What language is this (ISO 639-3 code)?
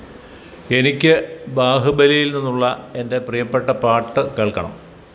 mal